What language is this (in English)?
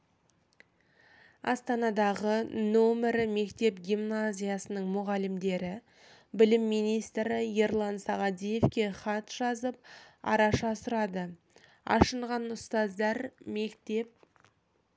Kazakh